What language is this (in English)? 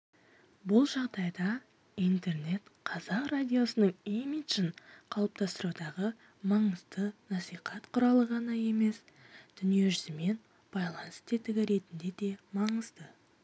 Kazakh